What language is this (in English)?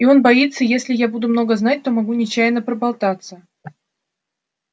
Russian